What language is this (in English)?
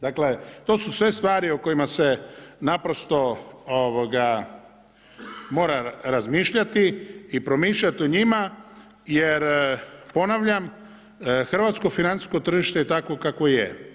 Croatian